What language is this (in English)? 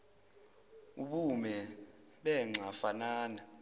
Zulu